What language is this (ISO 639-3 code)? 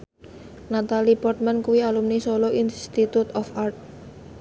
jav